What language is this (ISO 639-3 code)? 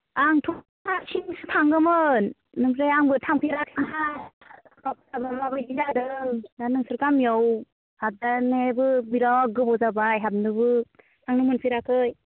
brx